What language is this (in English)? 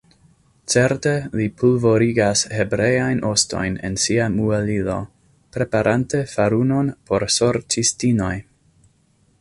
Esperanto